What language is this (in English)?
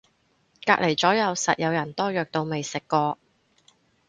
Cantonese